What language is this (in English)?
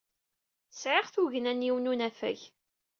Kabyle